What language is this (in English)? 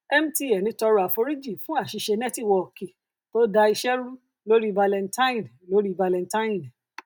Yoruba